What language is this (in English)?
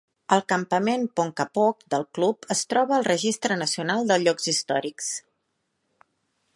Catalan